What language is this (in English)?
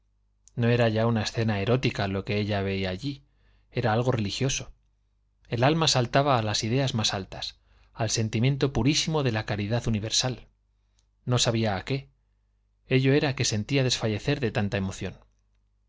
Spanish